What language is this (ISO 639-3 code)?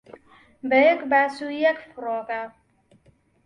ckb